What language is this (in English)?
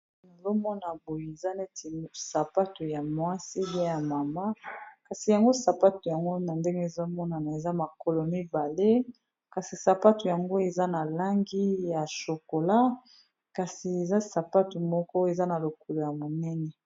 Lingala